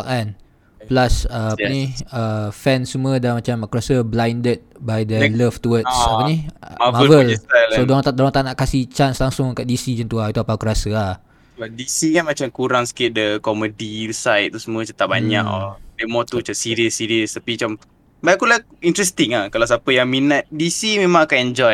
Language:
Malay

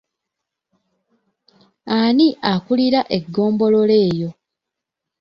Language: Ganda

